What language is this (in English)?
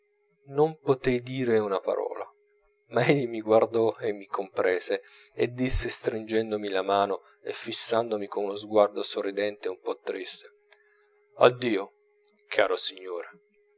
Italian